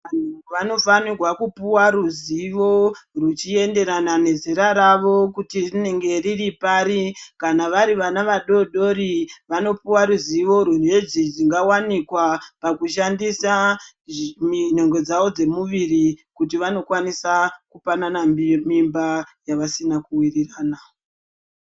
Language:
Ndau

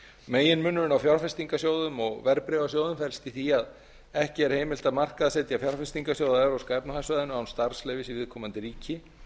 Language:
Icelandic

